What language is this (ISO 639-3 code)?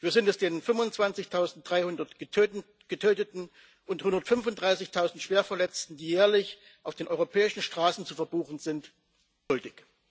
deu